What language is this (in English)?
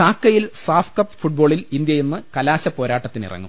Malayalam